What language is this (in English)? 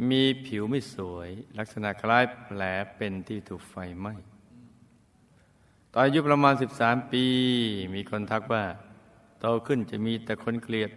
Thai